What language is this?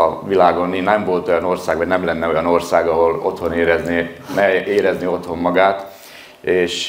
Hungarian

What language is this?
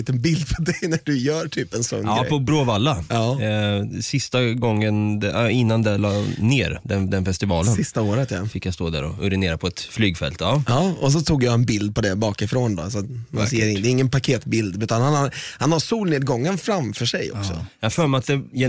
Swedish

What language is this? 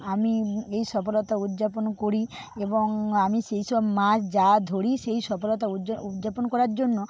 Bangla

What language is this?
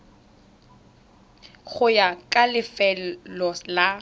Tswana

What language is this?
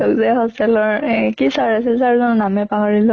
Assamese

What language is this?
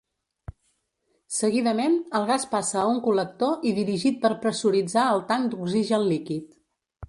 Catalan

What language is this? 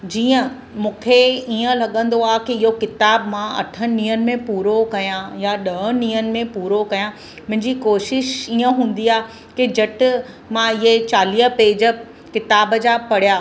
Sindhi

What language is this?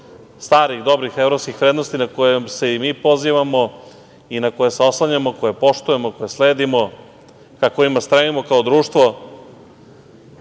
Serbian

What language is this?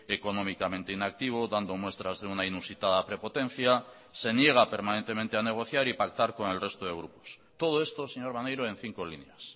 Spanish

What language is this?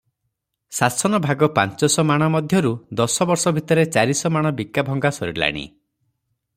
Odia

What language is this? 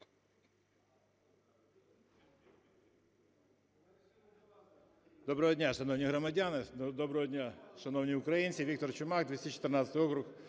Ukrainian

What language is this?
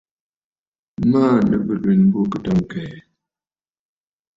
Bafut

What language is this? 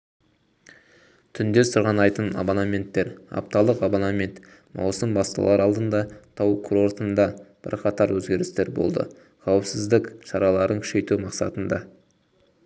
Kazakh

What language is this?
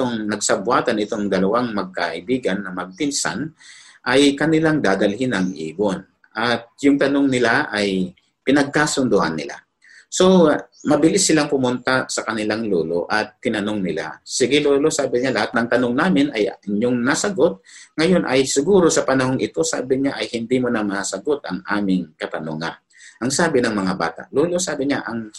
Filipino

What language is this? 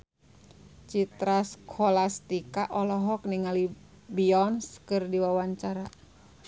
Sundanese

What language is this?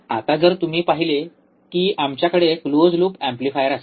Marathi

